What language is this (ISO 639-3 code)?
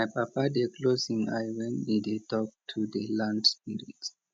pcm